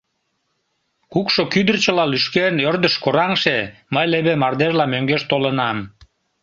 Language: Mari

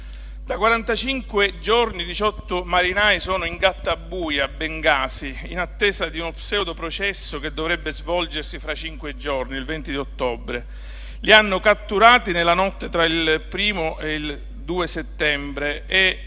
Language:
Italian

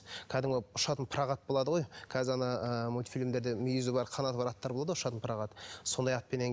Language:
Kazakh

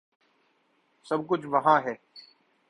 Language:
Urdu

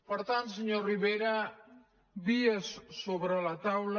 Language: Catalan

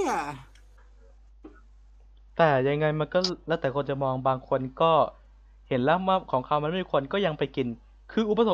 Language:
Thai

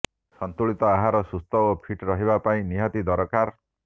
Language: Odia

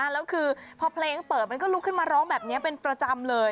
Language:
Thai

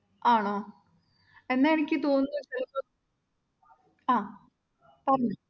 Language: Malayalam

